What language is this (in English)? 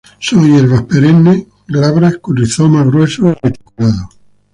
Spanish